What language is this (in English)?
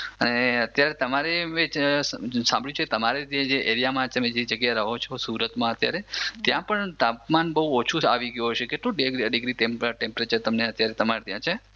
Gujarati